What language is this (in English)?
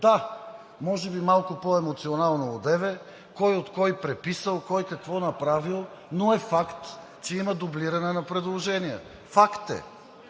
Bulgarian